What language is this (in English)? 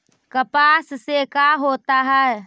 Magahi